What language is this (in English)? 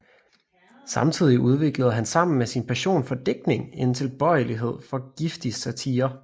Danish